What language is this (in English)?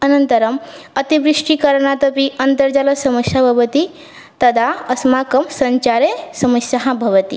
Sanskrit